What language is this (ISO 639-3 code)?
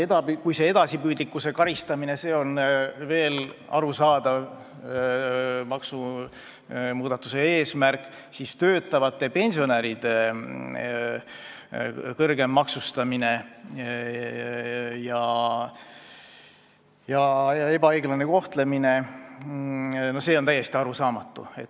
est